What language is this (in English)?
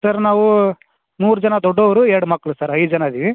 Kannada